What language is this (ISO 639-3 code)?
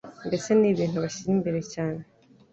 kin